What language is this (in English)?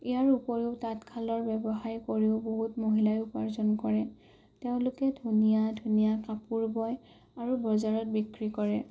Assamese